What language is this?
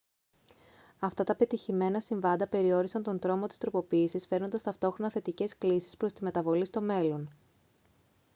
Greek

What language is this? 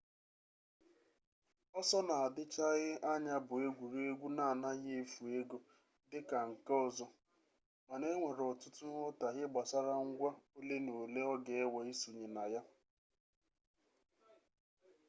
Igbo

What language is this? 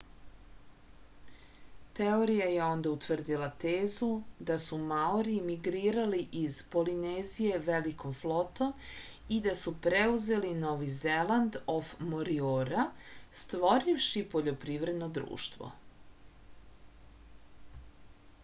Serbian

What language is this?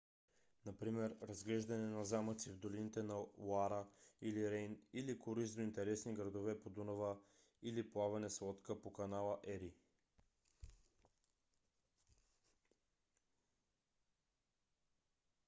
Bulgarian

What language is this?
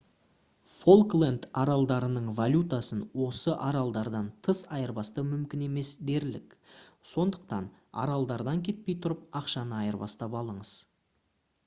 Kazakh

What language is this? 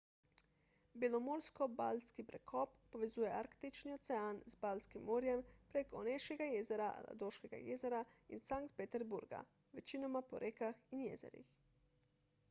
Slovenian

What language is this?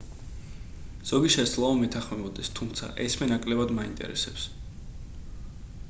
Georgian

